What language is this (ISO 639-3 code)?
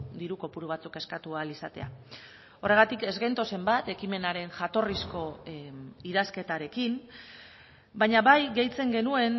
eus